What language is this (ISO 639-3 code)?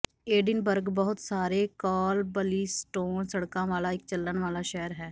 pan